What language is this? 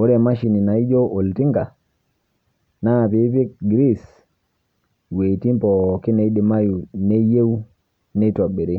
Masai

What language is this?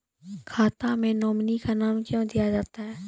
Maithili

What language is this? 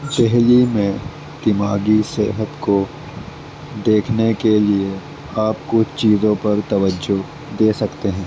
Urdu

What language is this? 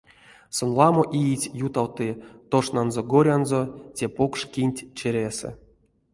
Erzya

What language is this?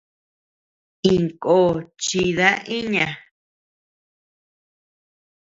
Tepeuxila Cuicatec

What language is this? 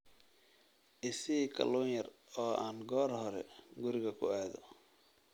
Somali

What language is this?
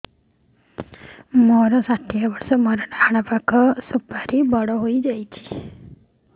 Odia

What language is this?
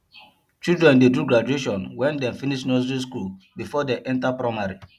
Nigerian Pidgin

